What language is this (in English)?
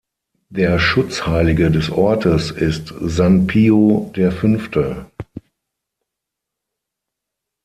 German